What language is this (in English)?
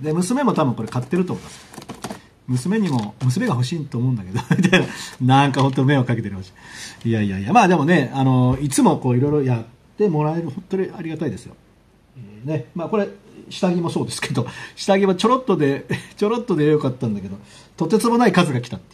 Japanese